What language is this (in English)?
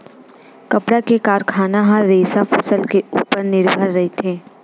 Chhattisgarhi